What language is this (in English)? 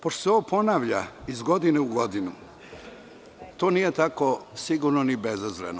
Serbian